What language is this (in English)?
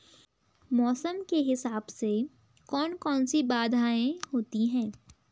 Hindi